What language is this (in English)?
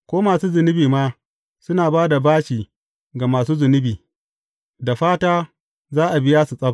Hausa